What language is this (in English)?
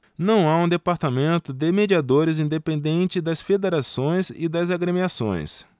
Portuguese